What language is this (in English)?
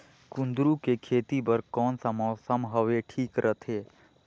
Chhattisgarhi